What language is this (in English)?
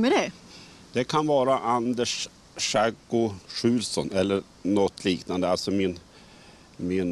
Swedish